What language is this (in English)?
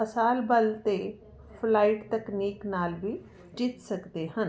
Punjabi